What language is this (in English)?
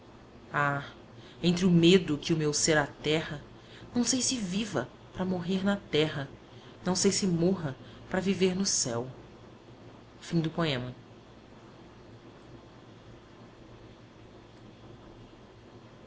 Portuguese